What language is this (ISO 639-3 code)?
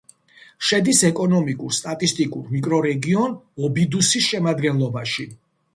kat